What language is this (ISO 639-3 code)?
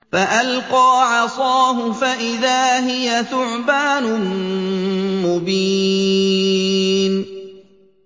ara